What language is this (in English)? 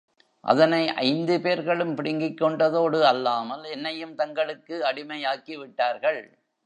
Tamil